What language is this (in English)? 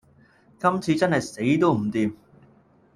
Cantonese